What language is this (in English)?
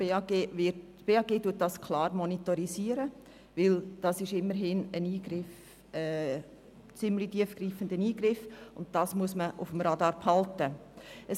Swiss German